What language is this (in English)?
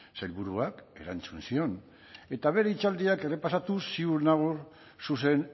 Basque